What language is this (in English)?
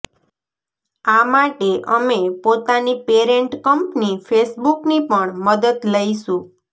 Gujarati